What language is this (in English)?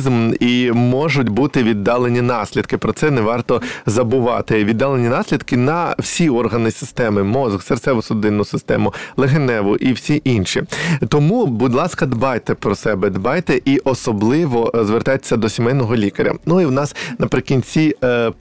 Ukrainian